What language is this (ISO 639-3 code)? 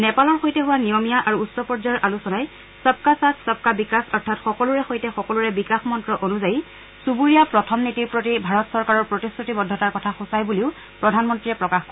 asm